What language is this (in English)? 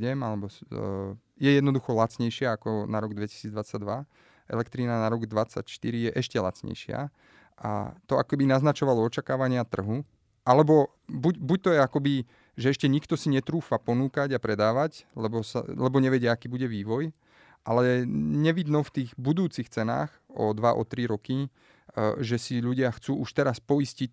Slovak